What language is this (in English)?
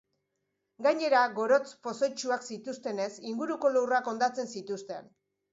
Basque